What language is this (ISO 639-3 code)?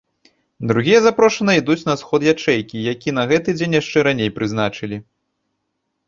bel